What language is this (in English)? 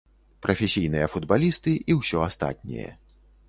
Belarusian